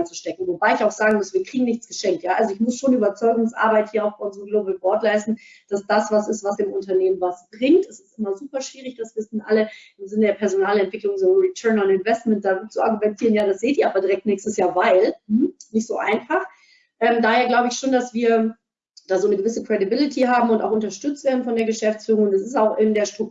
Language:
German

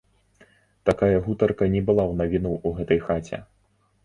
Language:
Belarusian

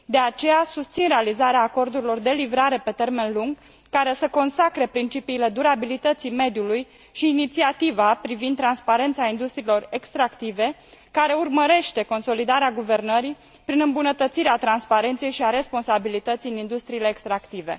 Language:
Romanian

